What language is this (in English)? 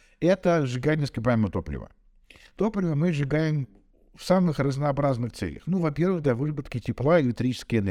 Russian